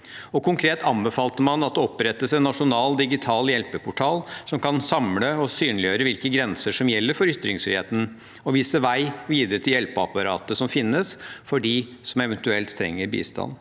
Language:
Norwegian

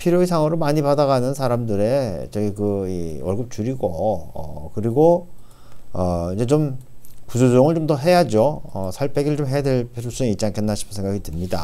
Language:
Korean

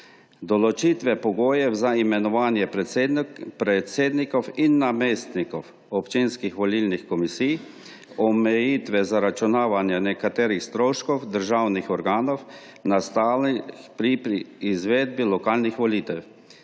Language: Slovenian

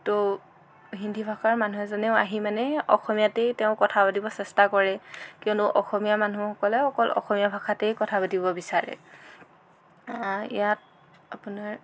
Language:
Assamese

